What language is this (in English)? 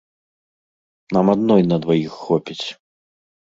Belarusian